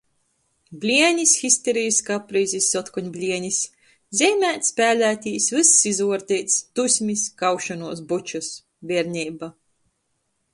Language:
Latgalian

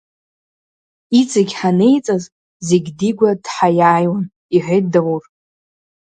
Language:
Abkhazian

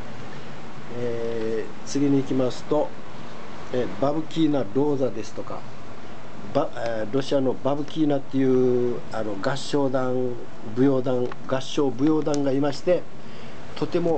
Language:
Japanese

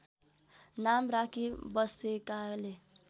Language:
Nepali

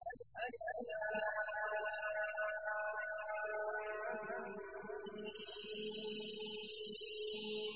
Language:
Arabic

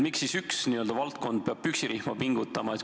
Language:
Estonian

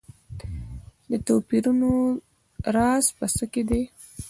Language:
Pashto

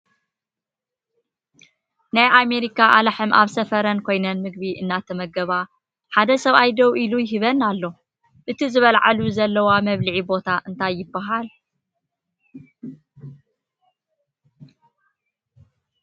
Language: Tigrinya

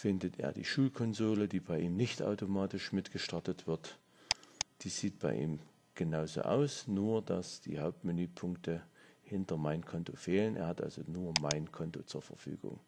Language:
German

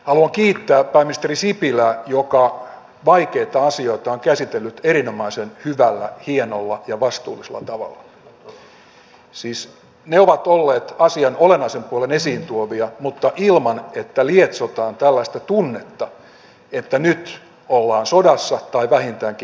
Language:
Finnish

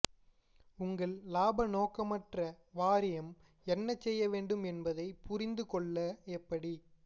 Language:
Tamil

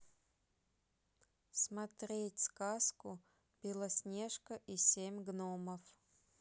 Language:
Russian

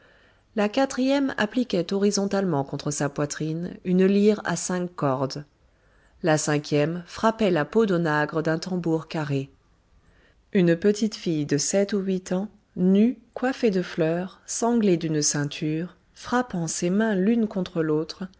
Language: French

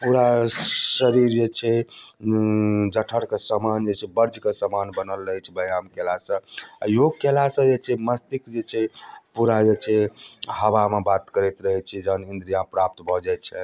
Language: Maithili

